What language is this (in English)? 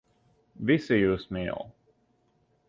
Latvian